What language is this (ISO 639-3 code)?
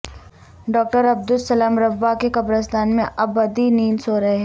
urd